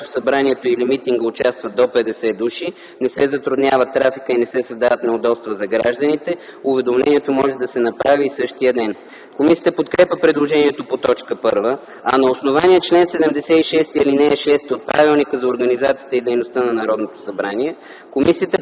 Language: Bulgarian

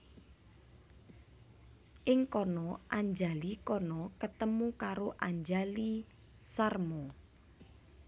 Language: Javanese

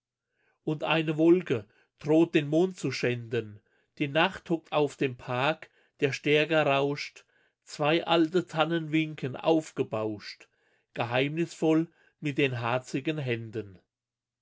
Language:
German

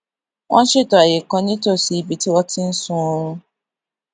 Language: Yoruba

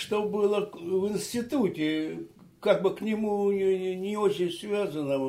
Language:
Russian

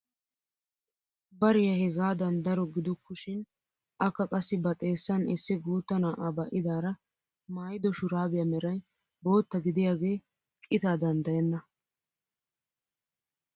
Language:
Wolaytta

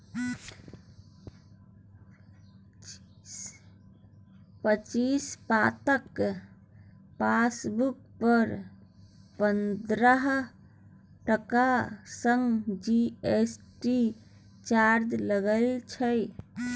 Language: Maithili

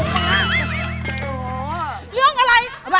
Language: Thai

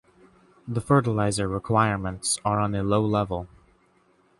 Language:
English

